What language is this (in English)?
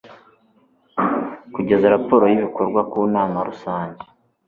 Kinyarwanda